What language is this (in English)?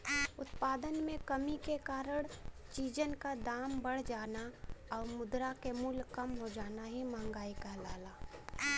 Bhojpuri